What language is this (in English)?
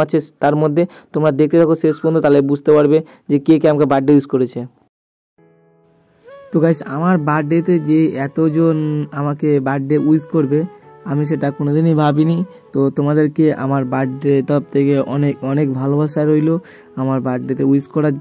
Hindi